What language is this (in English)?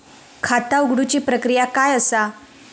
Marathi